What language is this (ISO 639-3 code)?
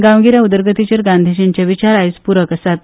kok